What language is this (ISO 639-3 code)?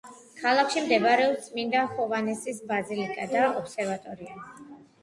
kat